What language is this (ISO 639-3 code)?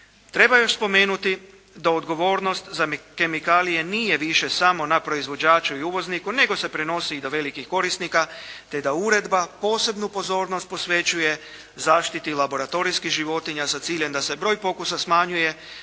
hrv